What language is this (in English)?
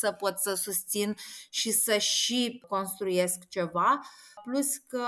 Romanian